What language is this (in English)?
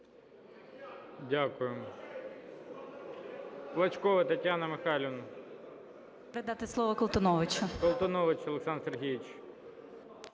Ukrainian